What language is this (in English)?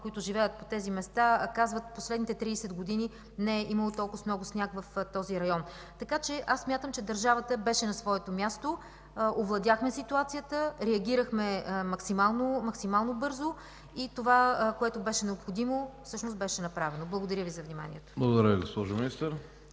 Bulgarian